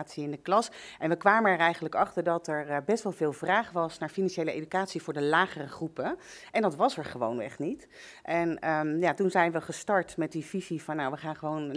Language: Dutch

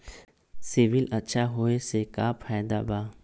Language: Magahi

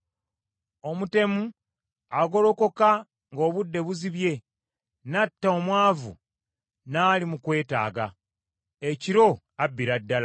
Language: Ganda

